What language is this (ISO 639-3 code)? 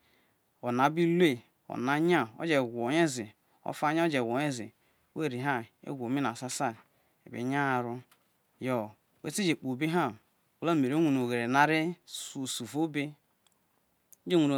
iso